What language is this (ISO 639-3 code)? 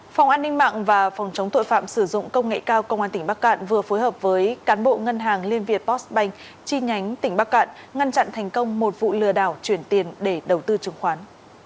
vie